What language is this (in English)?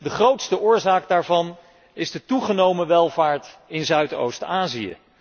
Dutch